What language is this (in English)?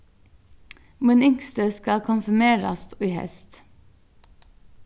Faroese